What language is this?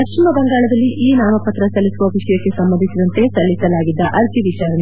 Kannada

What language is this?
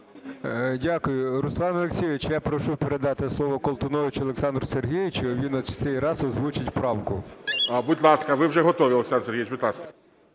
Ukrainian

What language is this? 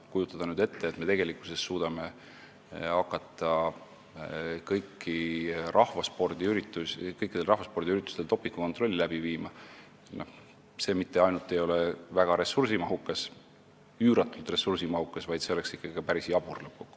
Estonian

